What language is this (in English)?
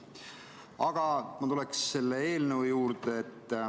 Estonian